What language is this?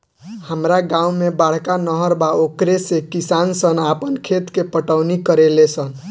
Bhojpuri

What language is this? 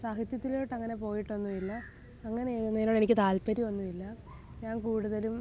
Malayalam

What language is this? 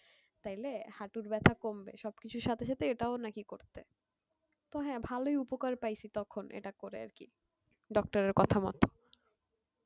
Bangla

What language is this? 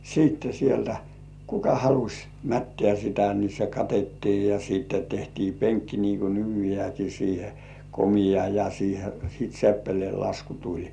Finnish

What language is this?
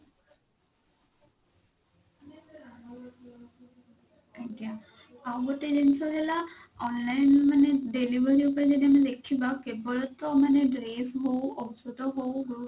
Odia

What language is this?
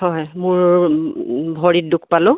Assamese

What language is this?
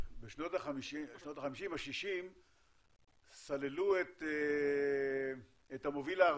Hebrew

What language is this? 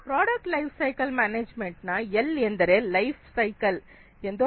Kannada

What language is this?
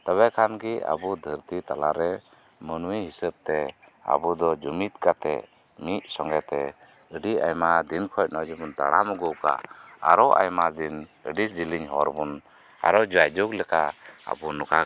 Santali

